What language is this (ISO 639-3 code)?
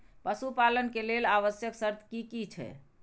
mai